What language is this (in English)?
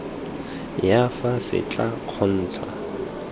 Tswana